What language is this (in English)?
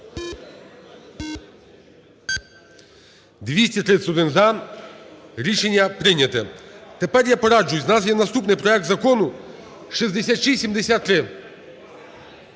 Ukrainian